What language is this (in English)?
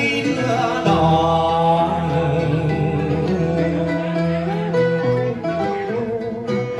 Thai